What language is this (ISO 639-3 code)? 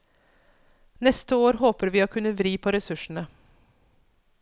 nor